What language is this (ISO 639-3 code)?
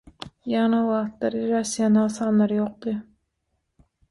tuk